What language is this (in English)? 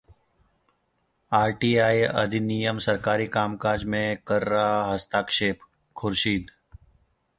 Hindi